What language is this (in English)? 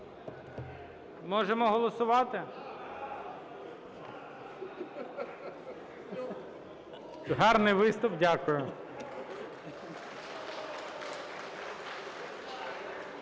Ukrainian